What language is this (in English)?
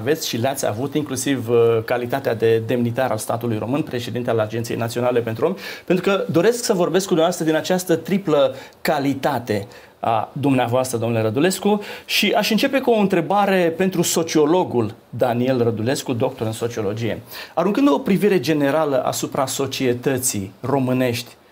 Romanian